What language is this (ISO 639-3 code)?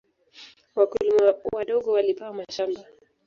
swa